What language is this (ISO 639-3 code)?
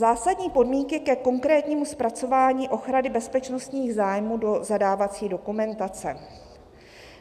ces